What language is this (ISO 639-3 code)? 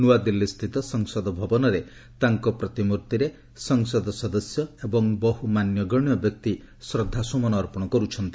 ori